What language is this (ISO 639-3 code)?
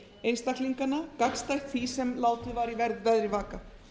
isl